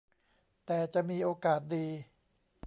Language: Thai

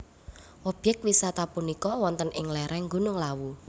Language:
Javanese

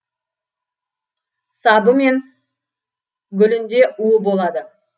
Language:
Kazakh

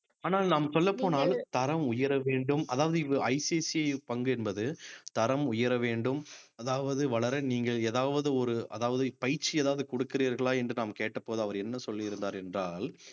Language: Tamil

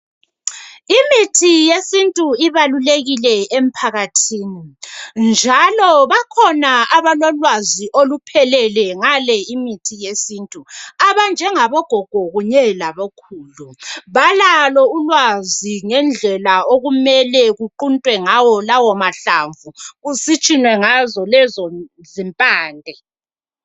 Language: North Ndebele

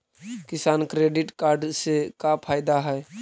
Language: Magahi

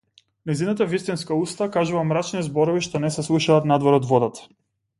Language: Macedonian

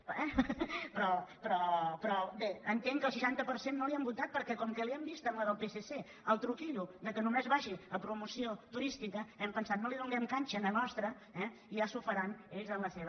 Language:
Catalan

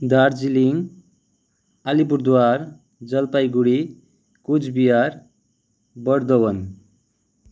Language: Nepali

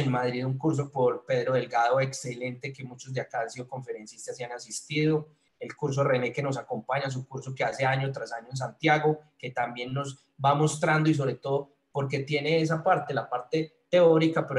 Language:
Spanish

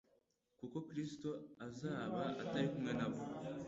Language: Kinyarwanda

